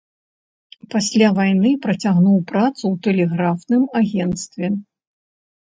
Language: Belarusian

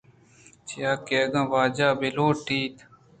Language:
Eastern Balochi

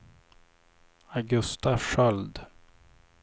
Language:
Swedish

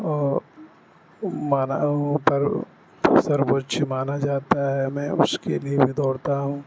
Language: Urdu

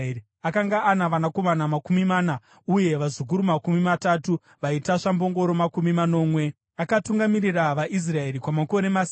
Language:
Shona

